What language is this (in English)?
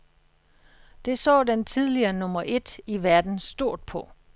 Danish